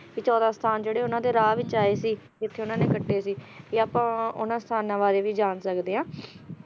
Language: Punjabi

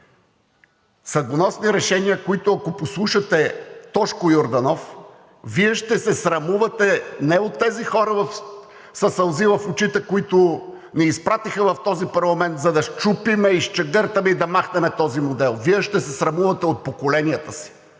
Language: Bulgarian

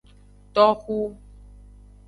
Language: Aja (Benin)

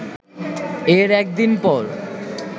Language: Bangla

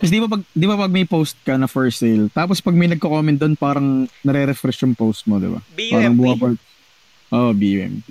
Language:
Filipino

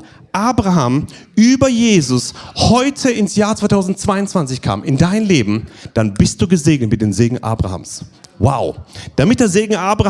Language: German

